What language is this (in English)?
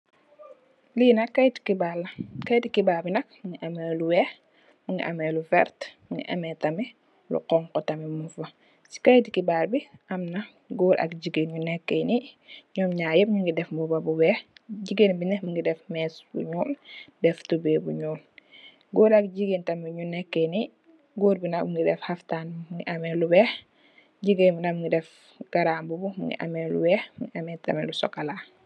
Wolof